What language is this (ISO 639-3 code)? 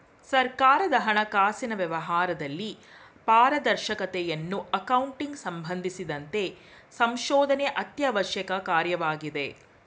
kan